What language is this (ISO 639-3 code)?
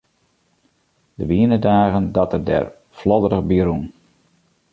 fry